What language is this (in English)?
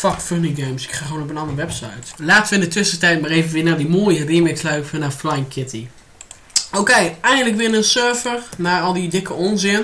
Dutch